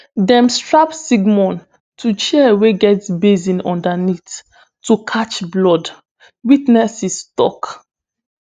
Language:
Nigerian Pidgin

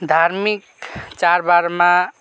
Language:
Nepali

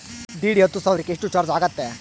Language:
Kannada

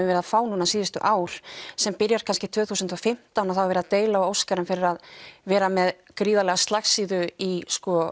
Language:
Icelandic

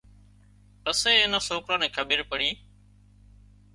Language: Wadiyara Koli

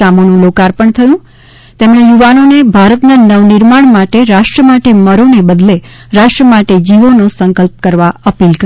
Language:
Gujarati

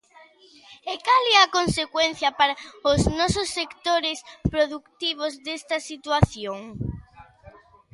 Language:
Galician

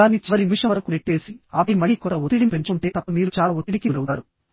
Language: Telugu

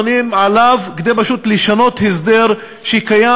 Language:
Hebrew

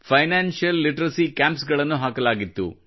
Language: Kannada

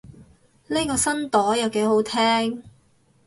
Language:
Cantonese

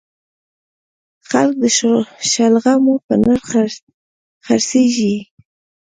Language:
Pashto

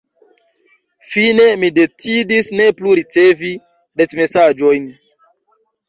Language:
Esperanto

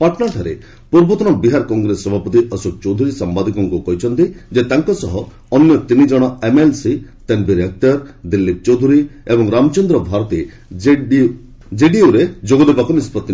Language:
Odia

